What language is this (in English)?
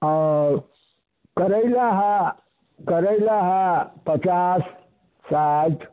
Maithili